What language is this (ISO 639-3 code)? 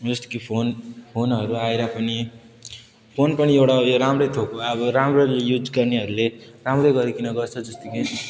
nep